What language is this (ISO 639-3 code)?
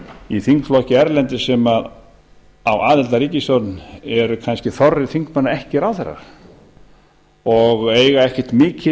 isl